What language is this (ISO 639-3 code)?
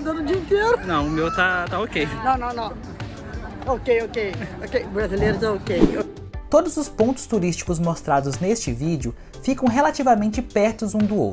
por